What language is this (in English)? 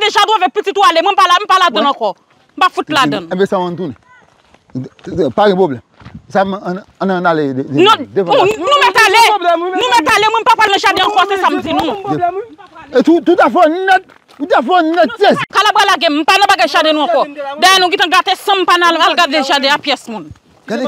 French